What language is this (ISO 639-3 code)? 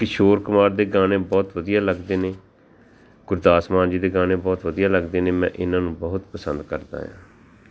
pan